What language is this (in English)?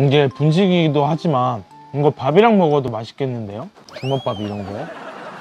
Korean